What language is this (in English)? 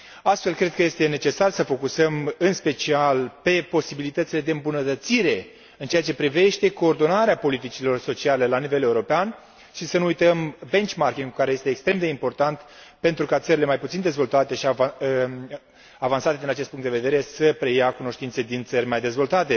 Romanian